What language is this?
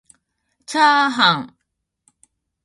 Japanese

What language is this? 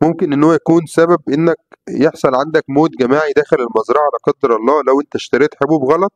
Arabic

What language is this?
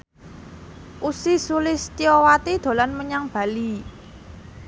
Javanese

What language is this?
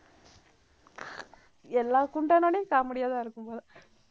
Tamil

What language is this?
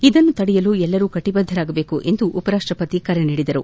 Kannada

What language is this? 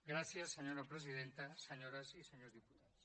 Catalan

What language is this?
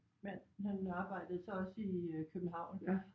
Danish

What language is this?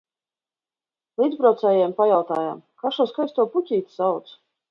Latvian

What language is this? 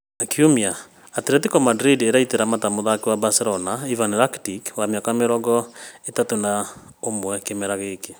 Kikuyu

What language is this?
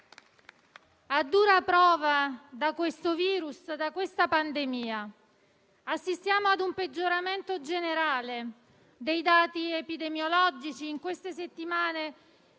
Italian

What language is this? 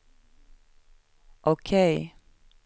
Swedish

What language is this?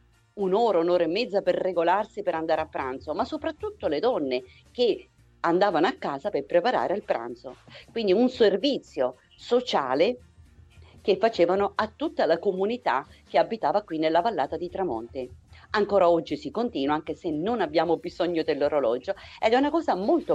Italian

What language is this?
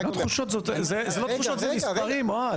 Hebrew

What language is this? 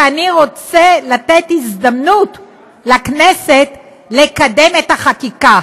Hebrew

